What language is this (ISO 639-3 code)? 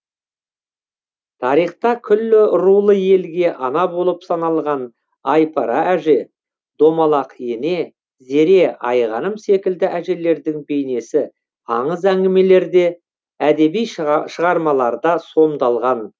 kaz